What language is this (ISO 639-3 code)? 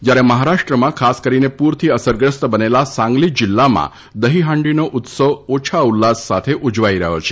guj